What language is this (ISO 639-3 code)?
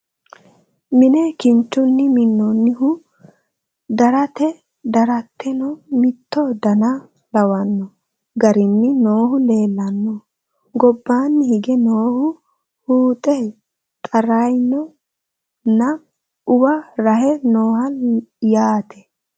sid